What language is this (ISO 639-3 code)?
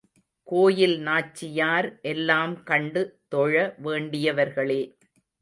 tam